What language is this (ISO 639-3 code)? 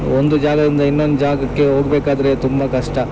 kan